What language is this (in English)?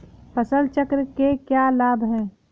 Hindi